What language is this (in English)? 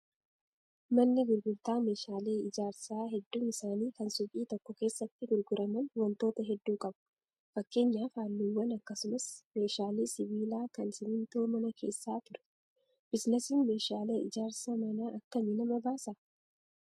Oromo